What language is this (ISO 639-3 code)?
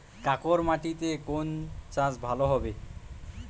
ben